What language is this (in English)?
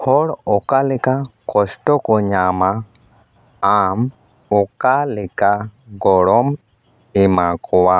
Santali